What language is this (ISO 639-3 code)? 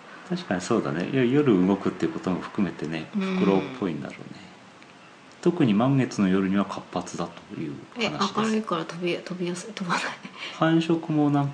jpn